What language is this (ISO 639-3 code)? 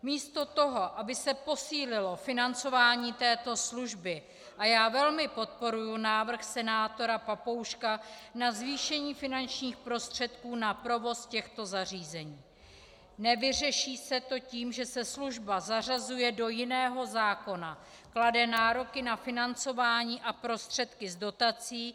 ces